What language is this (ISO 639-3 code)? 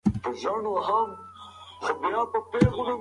pus